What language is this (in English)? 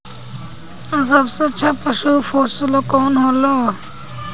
Bhojpuri